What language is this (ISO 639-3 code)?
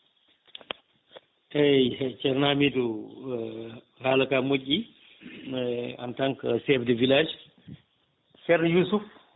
ful